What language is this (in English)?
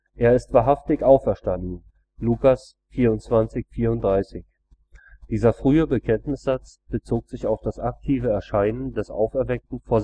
German